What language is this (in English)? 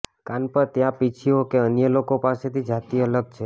Gujarati